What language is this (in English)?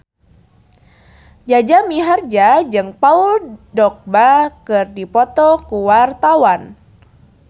Sundanese